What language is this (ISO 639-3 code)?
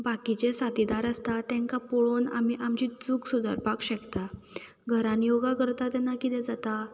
kok